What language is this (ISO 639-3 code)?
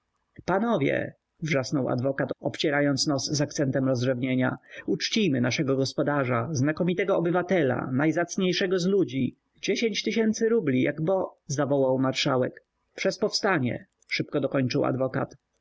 pol